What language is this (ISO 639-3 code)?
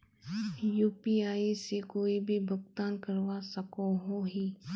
mag